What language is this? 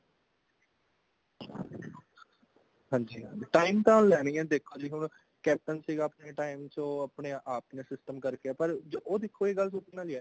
Punjabi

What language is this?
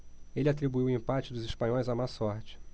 Portuguese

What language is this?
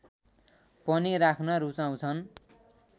Nepali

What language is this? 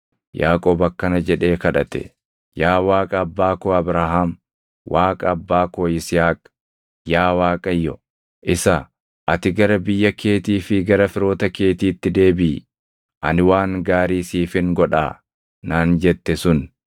Oromo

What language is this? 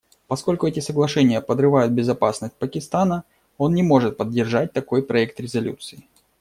Russian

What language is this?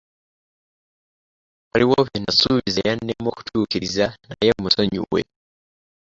Ganda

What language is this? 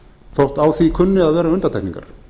Icelandic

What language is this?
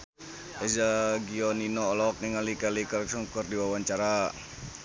Sundanese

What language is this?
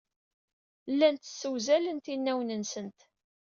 Kabyle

